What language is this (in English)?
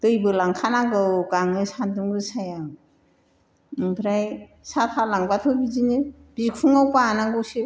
Bodo